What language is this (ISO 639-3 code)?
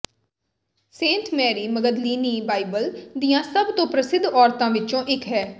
pan